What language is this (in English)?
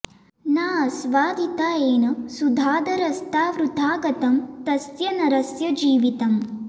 Sanskrit